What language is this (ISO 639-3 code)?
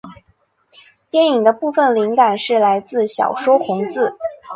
zho